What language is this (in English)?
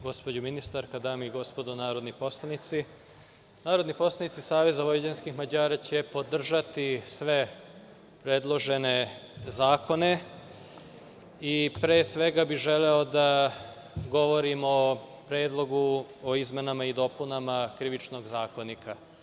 Serbian